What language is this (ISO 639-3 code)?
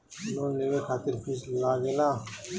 bho